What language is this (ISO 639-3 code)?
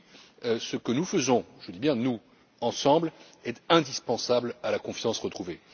fra